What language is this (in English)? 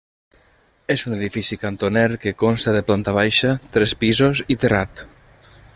Catalan